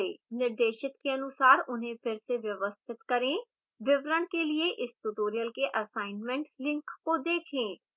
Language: Hindi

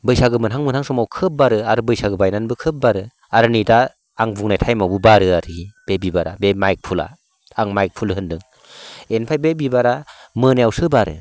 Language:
Bodo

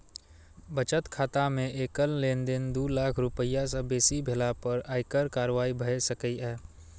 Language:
Maithili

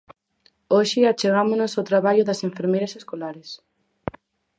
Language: Galician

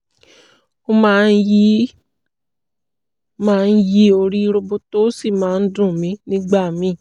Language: Yoruba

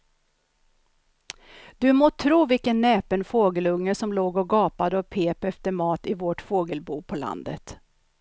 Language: Swedish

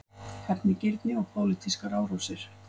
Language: Icelandic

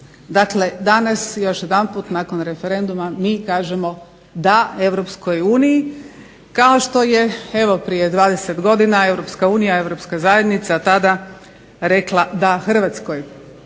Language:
Croatian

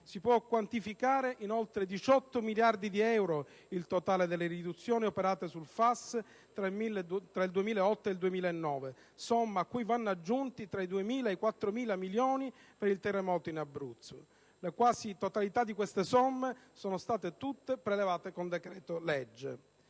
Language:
Italian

